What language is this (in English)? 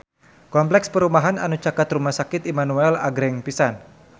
Sundanese